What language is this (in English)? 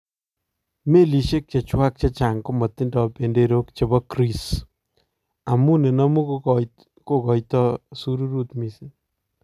Kalenjin